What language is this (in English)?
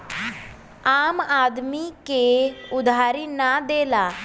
Bhojpuri